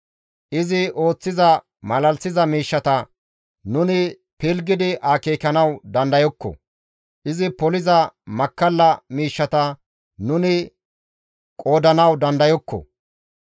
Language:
Gamo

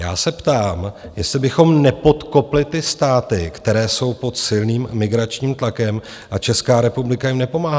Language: Czech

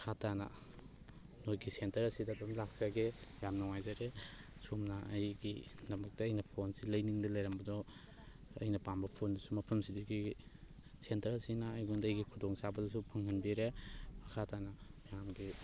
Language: Manipuri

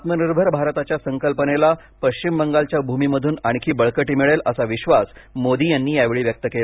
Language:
Marathi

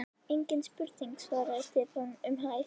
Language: Icelandic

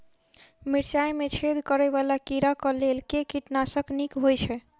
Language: Maithili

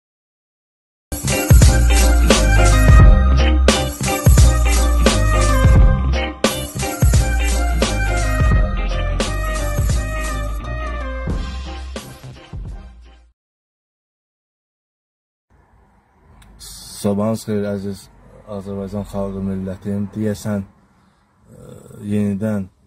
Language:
Turkish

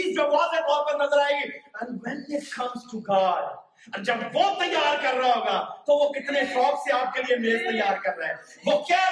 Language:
Urdu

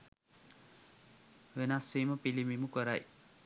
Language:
Sinhala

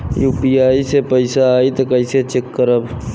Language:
Bhojpuri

